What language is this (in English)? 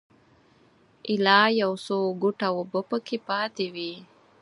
Pashto